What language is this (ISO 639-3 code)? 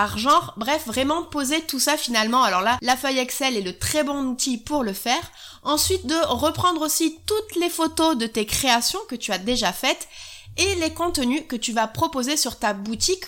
fra